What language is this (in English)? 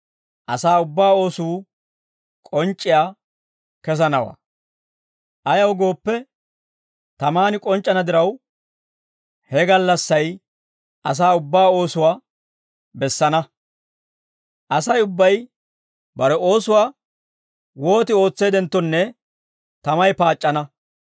Dawro